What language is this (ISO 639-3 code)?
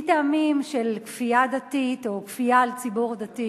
heb